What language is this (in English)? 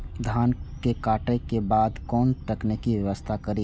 Maithili